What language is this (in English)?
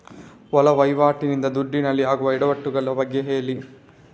Kannada